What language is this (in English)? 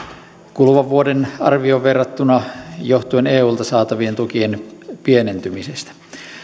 Finnish